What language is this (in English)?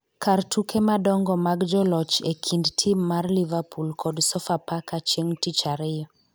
Luo (Kenya and Tanzania)